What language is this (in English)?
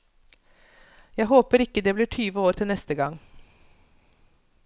Norwegian